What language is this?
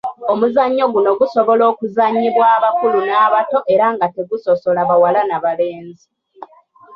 Ganda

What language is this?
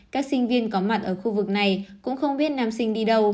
Vietnamese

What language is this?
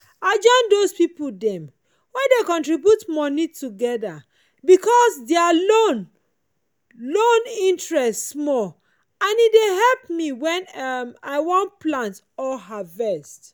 Nigerian Pidgin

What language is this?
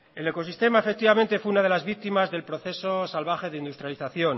Spanish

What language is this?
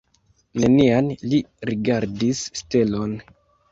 Esperanto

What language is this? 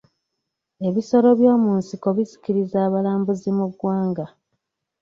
Ganda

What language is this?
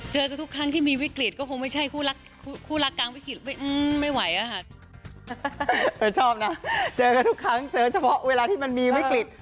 Thai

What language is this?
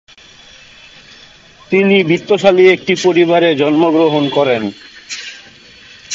Bangla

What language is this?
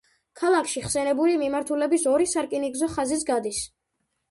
Georgian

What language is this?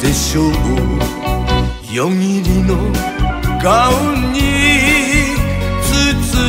Romanian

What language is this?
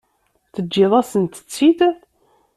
Kabyle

